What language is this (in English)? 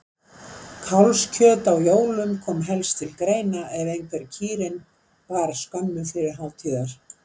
Icelandic